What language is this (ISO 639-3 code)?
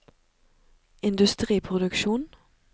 nor